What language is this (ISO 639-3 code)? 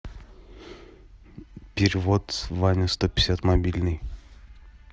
rus